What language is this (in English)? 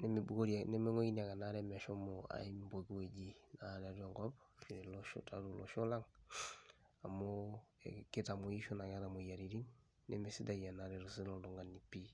Masai